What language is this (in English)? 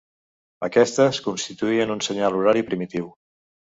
Catalan